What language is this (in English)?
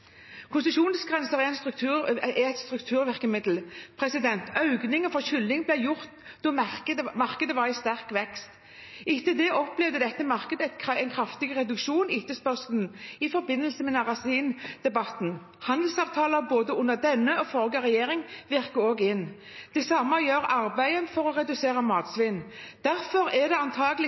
Norwegian Bokmål